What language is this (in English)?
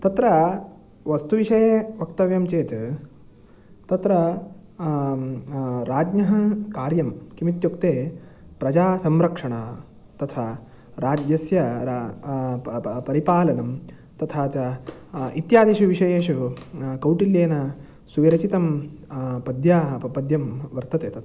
Sanskrit